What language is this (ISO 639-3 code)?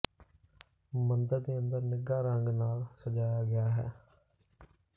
pan